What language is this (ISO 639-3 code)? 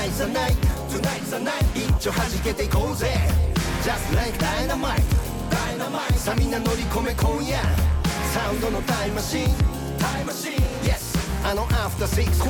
jpn